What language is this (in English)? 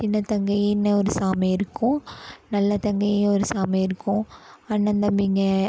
Tamil